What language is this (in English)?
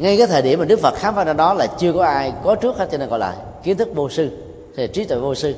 Vietnamese